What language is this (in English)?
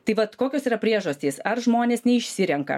Lithuanian